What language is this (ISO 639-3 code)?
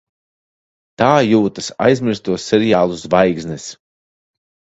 lav